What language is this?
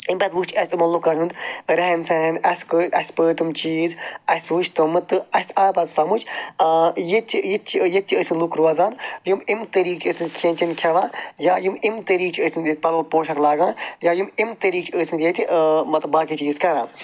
Kashmiri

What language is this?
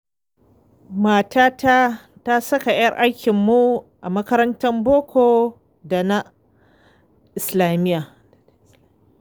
Hausa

